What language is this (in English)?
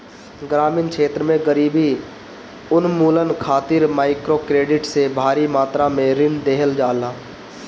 Bhojpuri